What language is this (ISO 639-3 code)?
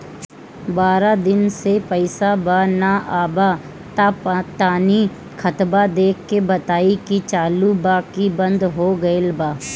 bho